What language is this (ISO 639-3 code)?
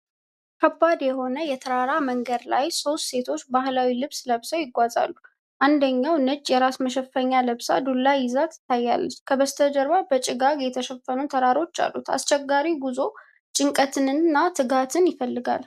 amh